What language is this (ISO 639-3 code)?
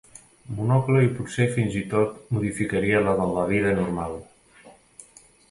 cat